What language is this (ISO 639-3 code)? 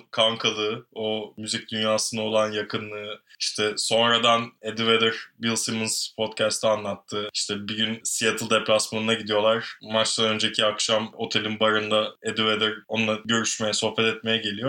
tur